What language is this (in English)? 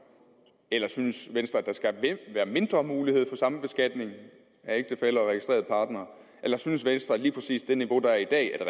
Danish